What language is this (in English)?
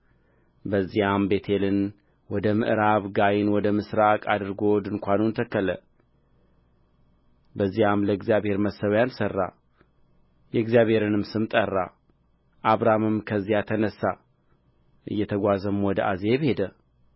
Amharic